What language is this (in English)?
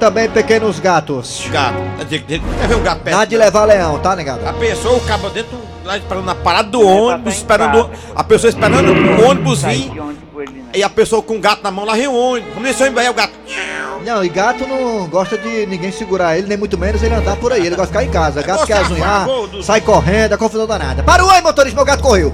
Portuguese